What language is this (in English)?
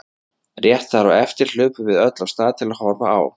Icelandic